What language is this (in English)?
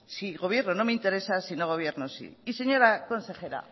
Spanish